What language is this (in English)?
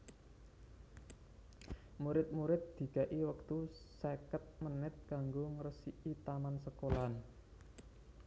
Javanese